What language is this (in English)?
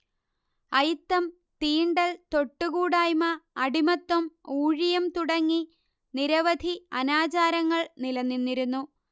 Malayalam